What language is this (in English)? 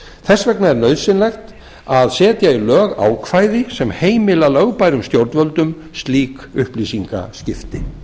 Icelandic